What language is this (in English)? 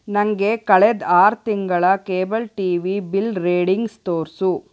Kannada